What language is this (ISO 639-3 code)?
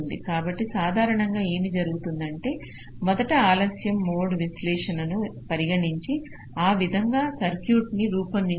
tel